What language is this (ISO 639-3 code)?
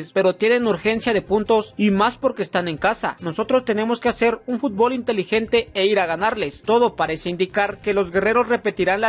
spa